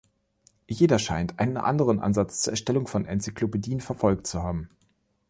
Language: German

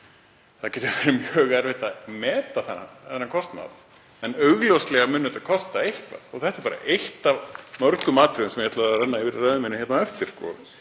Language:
Icelandic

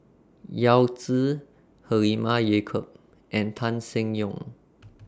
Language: English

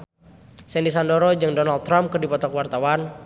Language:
Sundanese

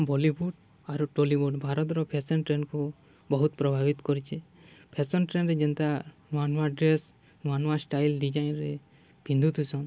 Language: Odia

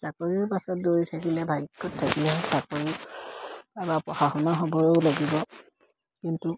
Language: Assamese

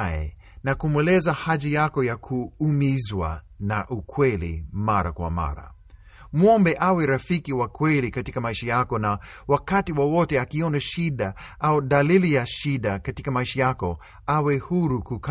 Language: Swahili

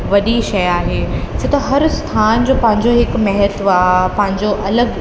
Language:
Sindhi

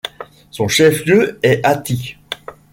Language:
French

